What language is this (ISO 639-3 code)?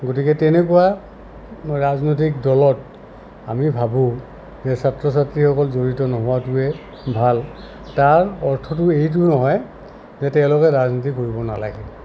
asm